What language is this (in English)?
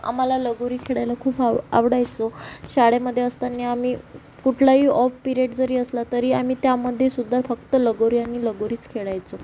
Marathi